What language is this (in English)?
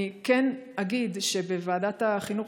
Hebrew